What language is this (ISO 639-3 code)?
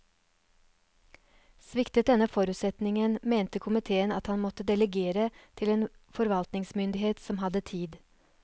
nor